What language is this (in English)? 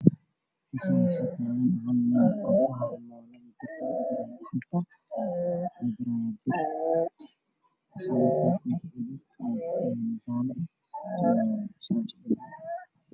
Somali